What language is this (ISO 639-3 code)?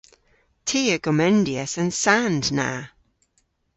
cor